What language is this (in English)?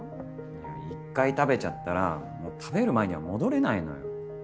Japanese